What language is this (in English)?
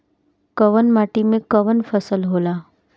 Bhojpuri